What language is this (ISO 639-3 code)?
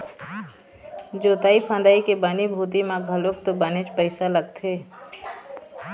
hne